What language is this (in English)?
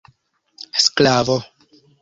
Esperanto